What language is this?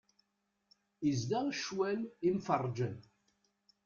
Kabyle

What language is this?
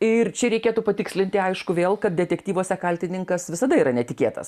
Lithuanian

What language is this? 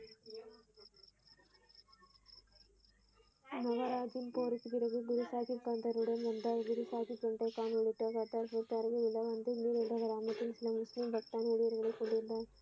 Tamil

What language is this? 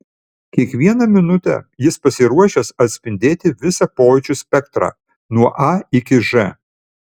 Lithuanian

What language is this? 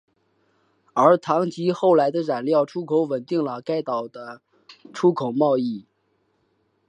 Chinese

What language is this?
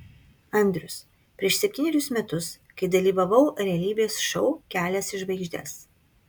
Lithuanian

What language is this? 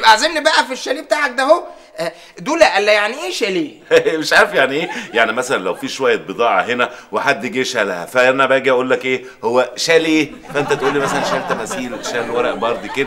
Arabic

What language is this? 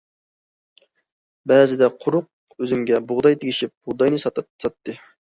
Uyghur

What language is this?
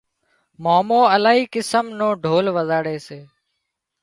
Wadiyara Koli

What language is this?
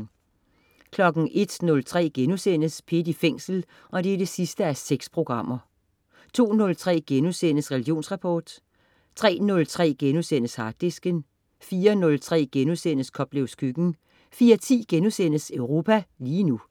Danish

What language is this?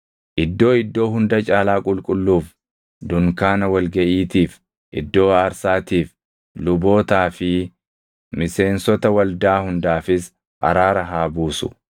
Oromo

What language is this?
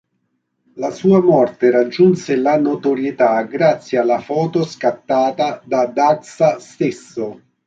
Italian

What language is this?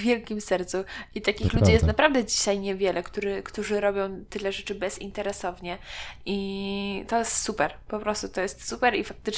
Polish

